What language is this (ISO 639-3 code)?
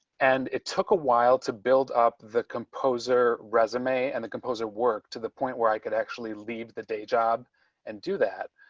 eng